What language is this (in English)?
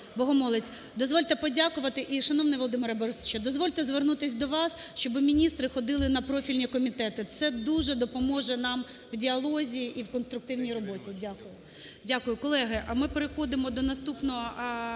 Ukrainian